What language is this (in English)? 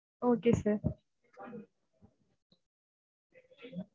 Tamil